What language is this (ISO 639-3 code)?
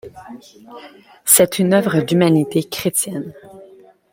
fra